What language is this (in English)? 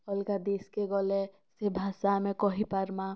Odia